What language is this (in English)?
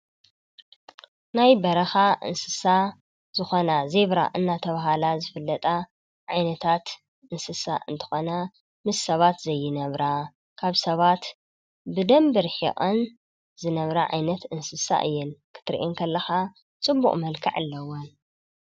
Tigrinya